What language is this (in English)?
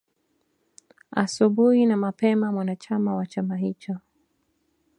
Swahili